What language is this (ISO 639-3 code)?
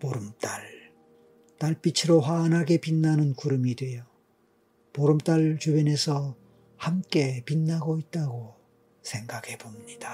kor